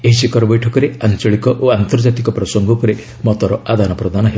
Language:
Odia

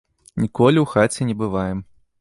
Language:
Belarusian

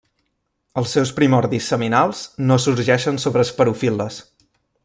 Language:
Catalan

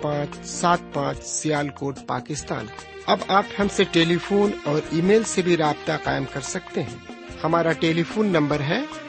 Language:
Urdu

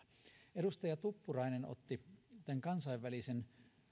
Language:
Finnish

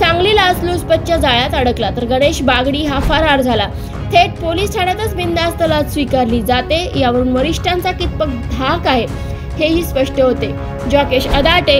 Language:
Hindi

